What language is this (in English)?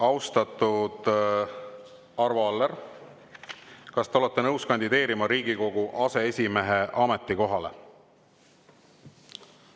Estonian